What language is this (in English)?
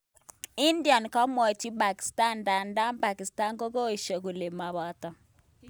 Kalenjin